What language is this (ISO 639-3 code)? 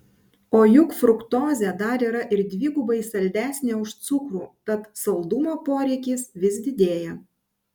lit